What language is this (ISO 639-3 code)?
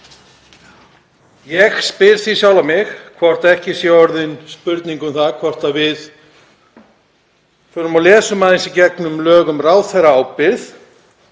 isl